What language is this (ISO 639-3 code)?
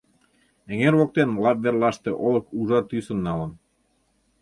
chm